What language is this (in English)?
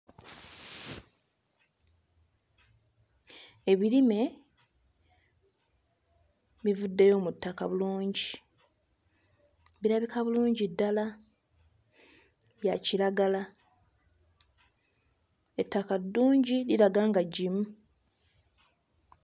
Ganda